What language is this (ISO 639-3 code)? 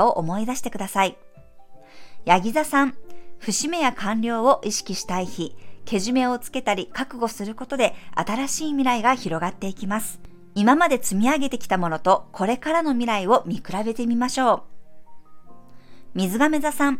jpn